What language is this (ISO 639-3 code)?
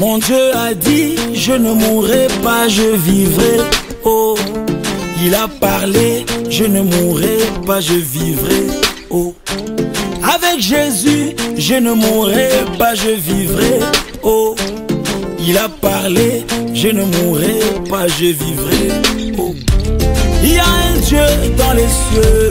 fra